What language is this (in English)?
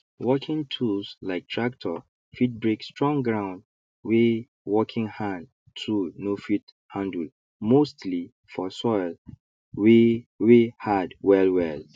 Nigerian Pidgin